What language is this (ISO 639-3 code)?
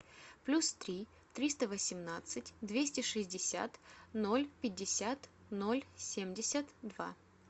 rus